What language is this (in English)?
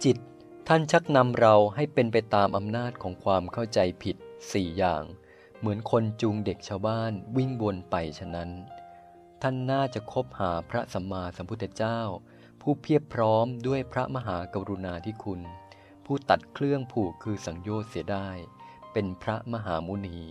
Thai